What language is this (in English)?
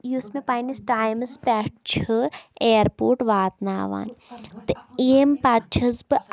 Kashmiri